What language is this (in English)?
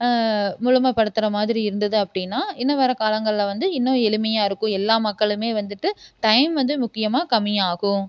Tamil